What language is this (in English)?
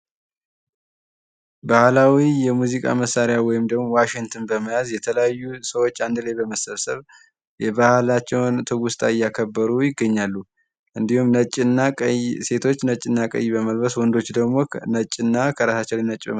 Amharic